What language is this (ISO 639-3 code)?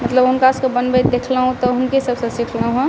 mai